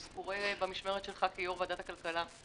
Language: Hebrew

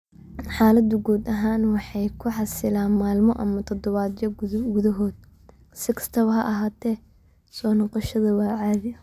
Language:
Somali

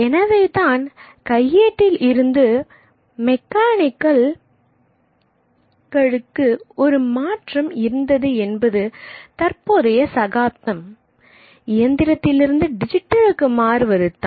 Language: Tamil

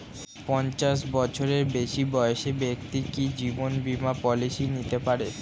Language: Bangla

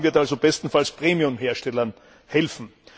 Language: German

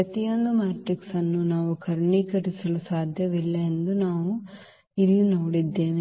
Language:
Kannada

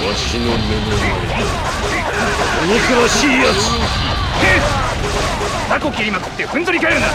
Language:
Japanese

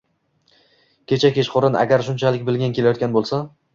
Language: Uzbek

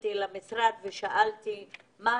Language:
Hebrew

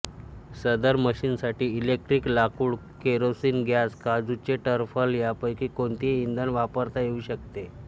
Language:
Marathi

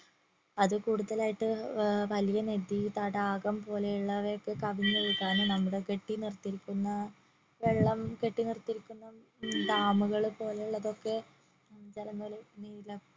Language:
Malayalam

